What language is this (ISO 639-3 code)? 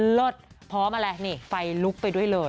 tha